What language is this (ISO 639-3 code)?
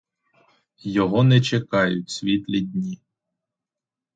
ukr